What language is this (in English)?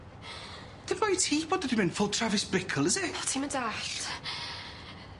Welsh